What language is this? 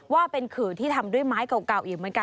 Thai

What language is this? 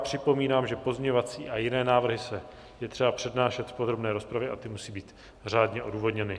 Czech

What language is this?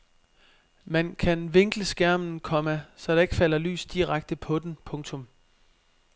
Danish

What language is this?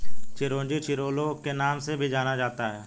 Hindi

